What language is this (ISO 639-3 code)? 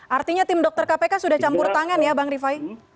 ind